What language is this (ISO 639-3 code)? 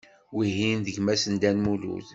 kab